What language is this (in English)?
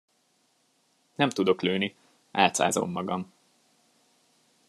Hungarian